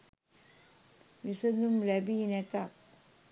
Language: Sinhala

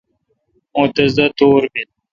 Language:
Kalkoti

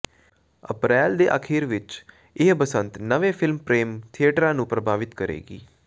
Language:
Punjabi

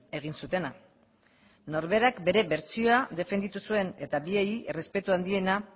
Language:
Basque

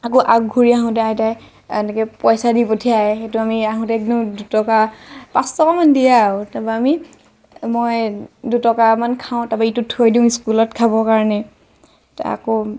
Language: Assamese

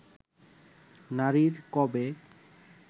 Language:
Bangla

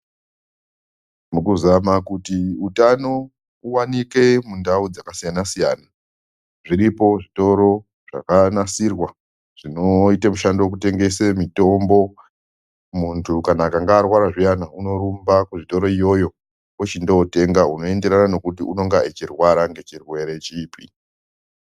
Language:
Ndau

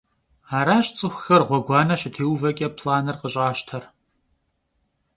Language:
Kabardian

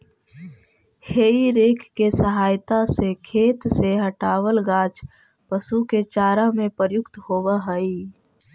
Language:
Magahi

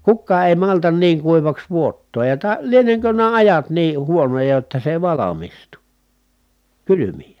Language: Finnish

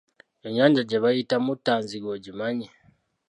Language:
Ganda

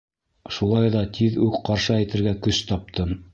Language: Bashkir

